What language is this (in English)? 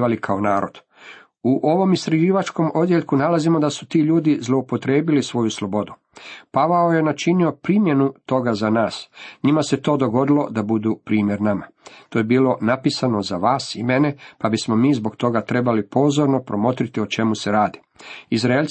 Croatian